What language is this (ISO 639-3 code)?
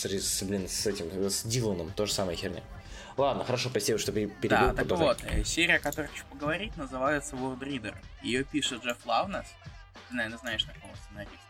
rus